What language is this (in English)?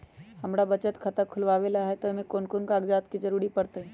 Magahi